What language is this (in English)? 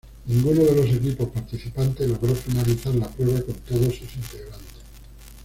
Spanish